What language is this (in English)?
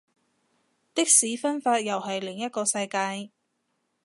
Cantonese